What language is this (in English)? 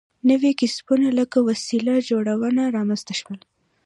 Pashto